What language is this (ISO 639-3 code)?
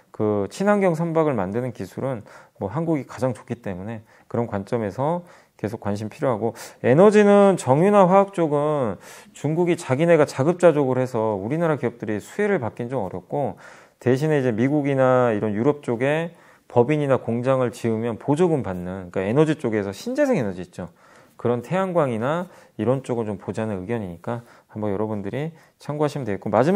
kor